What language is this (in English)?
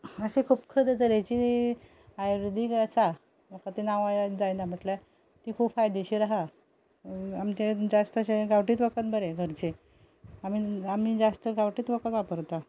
Konkani